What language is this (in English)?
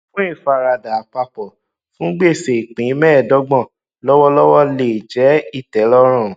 Yoruba